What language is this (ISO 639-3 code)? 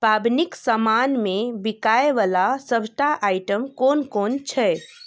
mai